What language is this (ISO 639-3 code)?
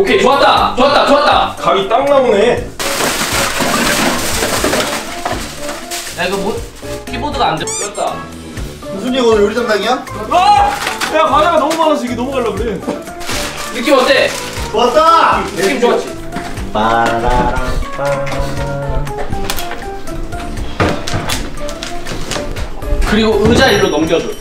kor